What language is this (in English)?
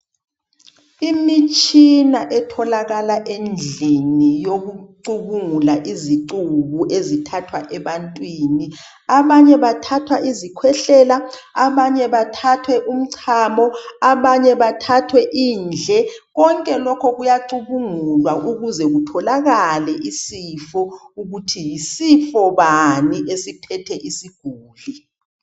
North Ndebele